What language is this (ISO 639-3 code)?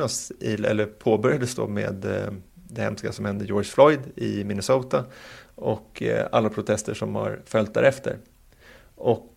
swe